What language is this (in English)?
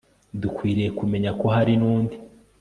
Kinyarwanda